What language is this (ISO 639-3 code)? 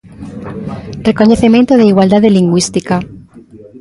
glg